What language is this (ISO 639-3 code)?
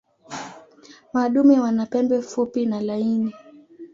swa